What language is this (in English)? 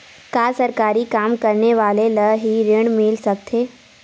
Chhattisgarhi